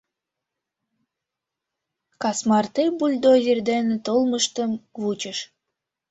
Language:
Mari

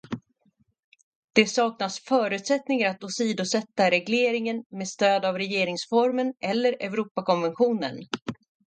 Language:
Swedish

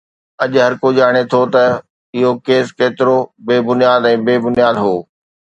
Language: Sindhi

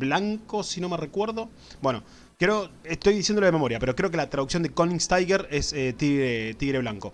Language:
Spanish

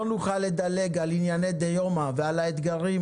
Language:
Hebrew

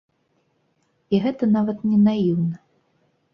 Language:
Belarusian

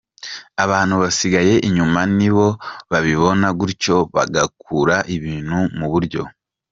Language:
Kinyarwanda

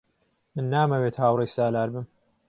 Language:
Central Kurdish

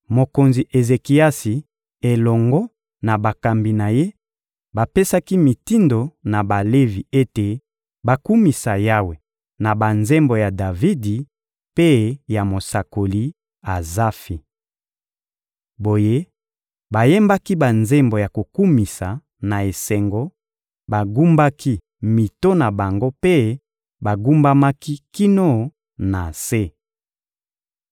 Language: Lingala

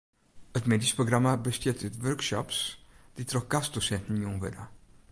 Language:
Western Frisian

